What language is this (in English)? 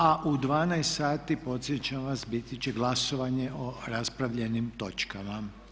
Croatian